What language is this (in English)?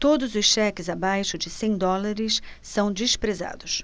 Portuguese